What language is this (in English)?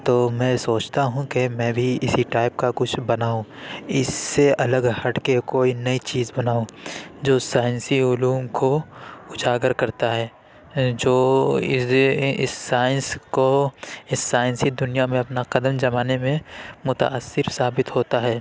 Urdu